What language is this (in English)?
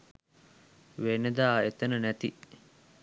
Sinhala